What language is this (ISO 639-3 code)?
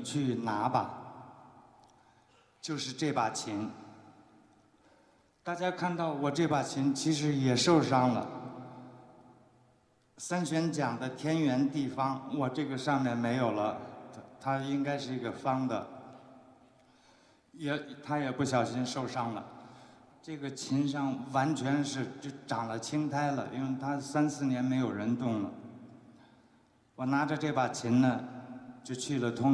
zho